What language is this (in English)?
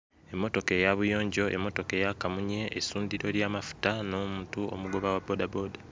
Ganda